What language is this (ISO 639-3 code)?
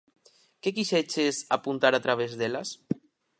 glg